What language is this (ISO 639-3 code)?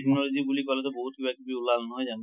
asm